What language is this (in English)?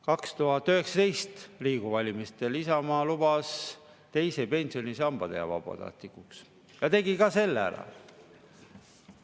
Estonian